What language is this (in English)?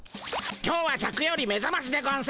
Japanese